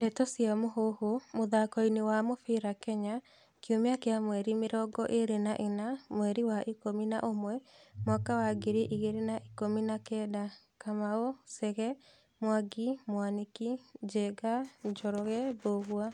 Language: Kikuyu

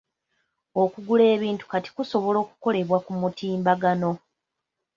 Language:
Ganda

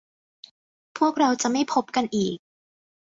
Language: Thai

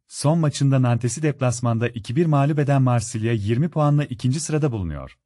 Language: Turkish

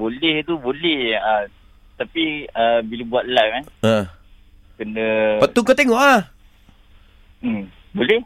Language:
Malay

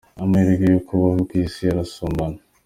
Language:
Kinyarwanda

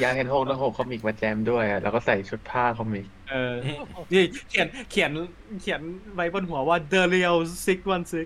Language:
Thai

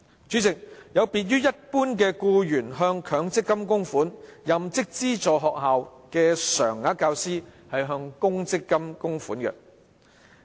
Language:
Cantonese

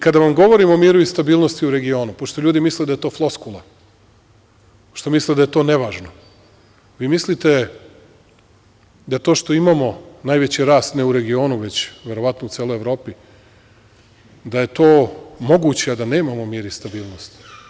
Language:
Serbian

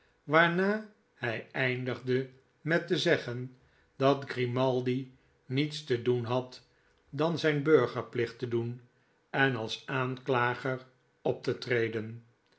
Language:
Dutch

